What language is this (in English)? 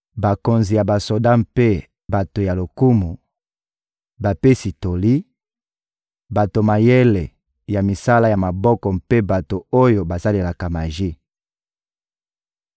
Lingala